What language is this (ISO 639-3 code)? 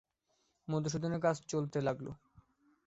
ben